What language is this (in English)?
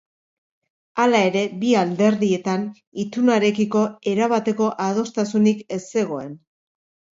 Basque